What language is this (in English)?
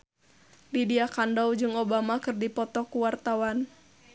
Sundanese